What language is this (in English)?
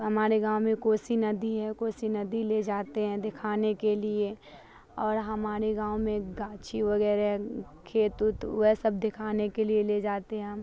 Urdu